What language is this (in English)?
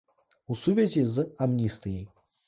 Belarusian